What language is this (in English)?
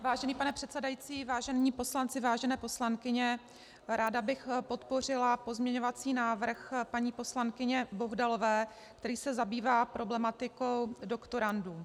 Czech